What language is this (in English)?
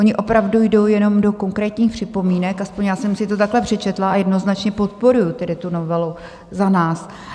Czech